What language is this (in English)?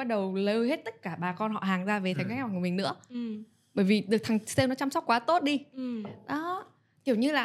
Vietnamese